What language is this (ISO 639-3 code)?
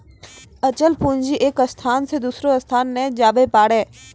mai